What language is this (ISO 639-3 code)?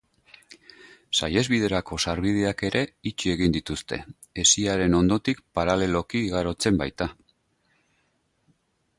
eus